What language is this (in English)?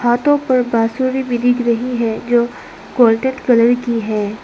Hindi